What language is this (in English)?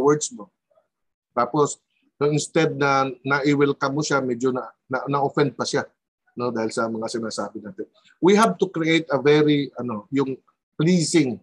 Filipino